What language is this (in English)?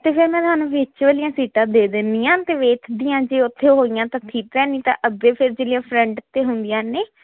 Punjabi